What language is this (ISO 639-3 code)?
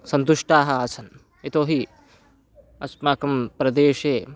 san